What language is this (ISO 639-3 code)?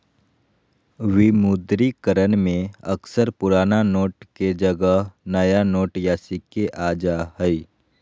mag